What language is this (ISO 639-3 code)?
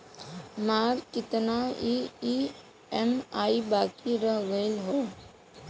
bho